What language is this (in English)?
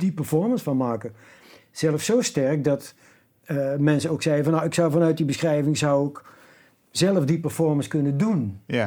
Dutch